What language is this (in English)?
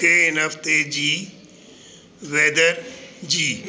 Sindhi